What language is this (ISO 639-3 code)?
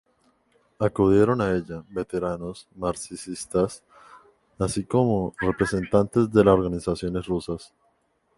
spa